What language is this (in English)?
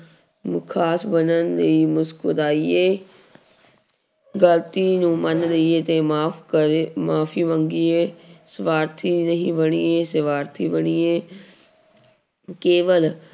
Punjabi